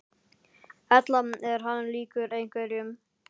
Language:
Icelandic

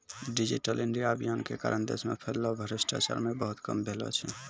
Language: Maithili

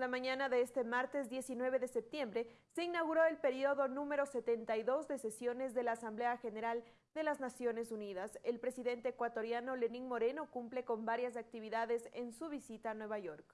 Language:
Spanish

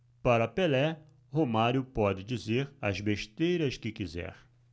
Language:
Portuguese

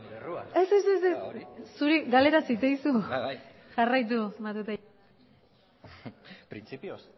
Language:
Basque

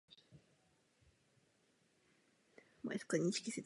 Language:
Czech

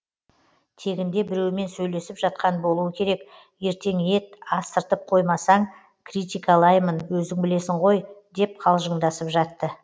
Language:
Kazakh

